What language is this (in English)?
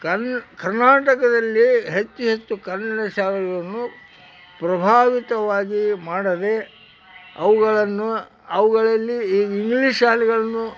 Kannada